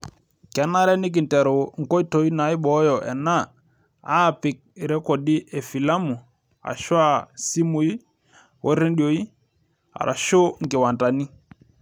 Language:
Masai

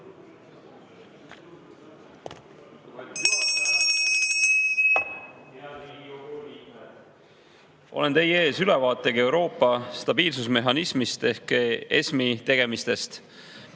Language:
Estonian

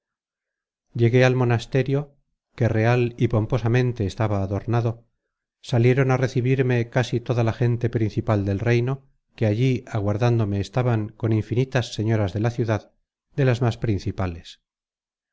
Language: Spanish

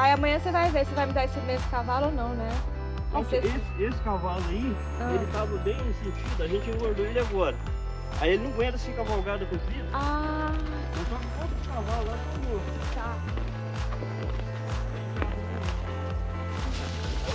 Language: Portuguese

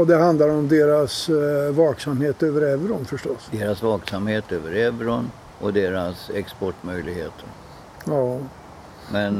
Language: Swedish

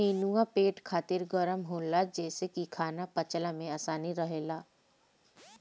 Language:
Bhojpuri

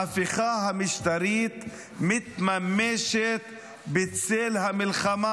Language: Hebrew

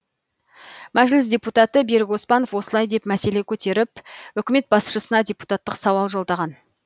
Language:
Kazakh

